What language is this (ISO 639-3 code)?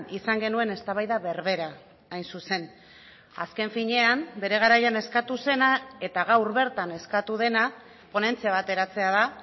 eus